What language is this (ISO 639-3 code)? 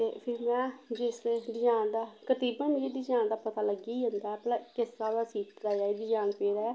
doi